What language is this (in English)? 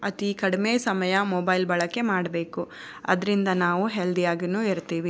Kannada